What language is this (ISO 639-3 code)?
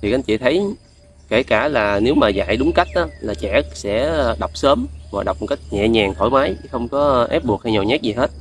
vie